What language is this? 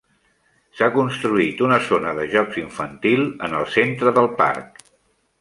Catalan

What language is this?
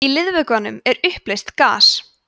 Icelandic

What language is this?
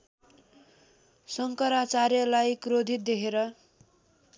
Nepali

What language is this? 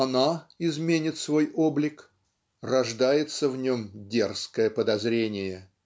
Russian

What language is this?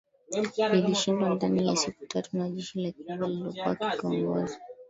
Swahili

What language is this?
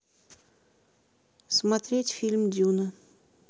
Russian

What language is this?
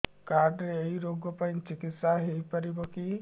Odia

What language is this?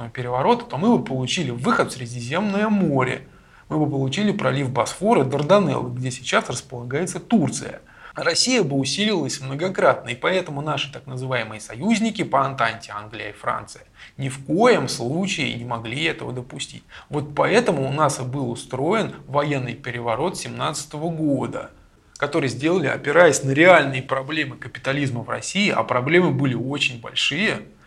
Russian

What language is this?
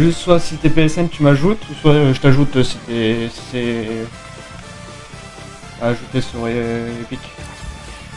French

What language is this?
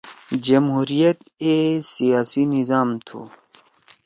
Torwali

